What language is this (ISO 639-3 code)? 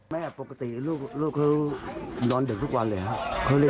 tha